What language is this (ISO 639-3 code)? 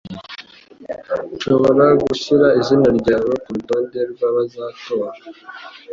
kin